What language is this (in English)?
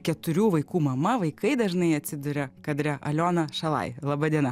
Lithuanian